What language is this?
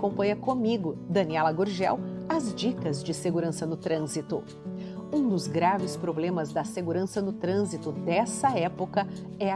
Portuguese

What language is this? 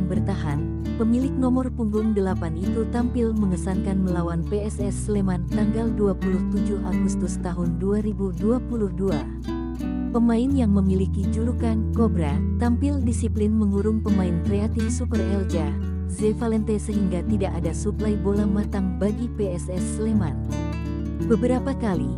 Indonesian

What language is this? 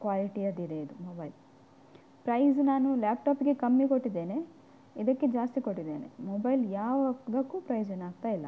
Kannada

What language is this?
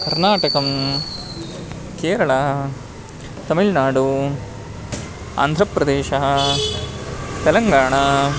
Sanskrit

